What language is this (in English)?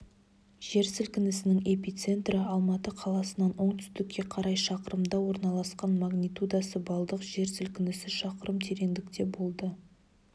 Kazakh